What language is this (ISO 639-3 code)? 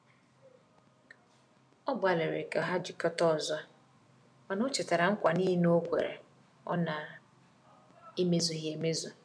ibo